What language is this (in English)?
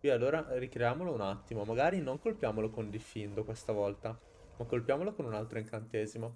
Italian